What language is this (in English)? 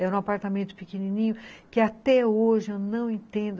Portuguese